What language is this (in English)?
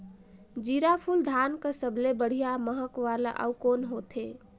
Chhattisgarhi